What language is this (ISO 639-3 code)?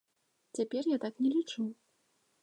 bel